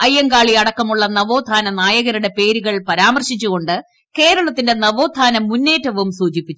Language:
Malayalam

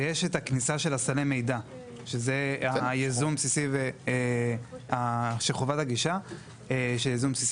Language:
Hebrew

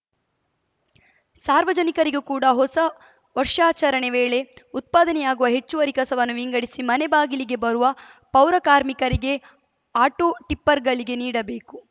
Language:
Kannada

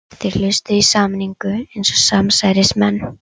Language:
Icelandic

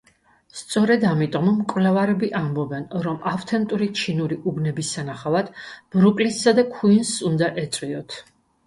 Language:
Georgian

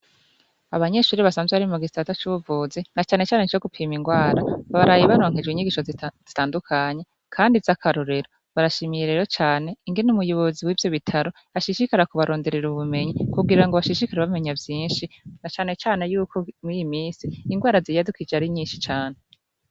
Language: Rundi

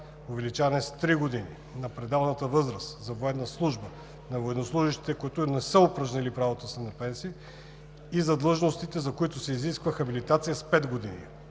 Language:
Bulgarian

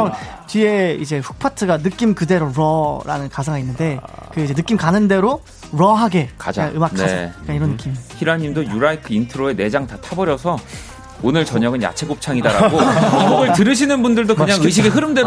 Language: Korean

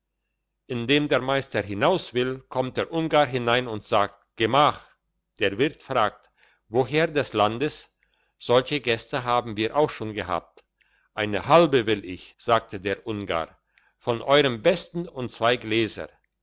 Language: German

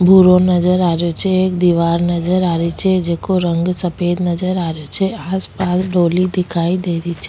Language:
Rajasthani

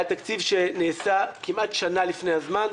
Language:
Hebrew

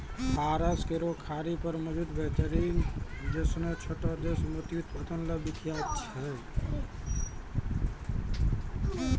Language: Maithili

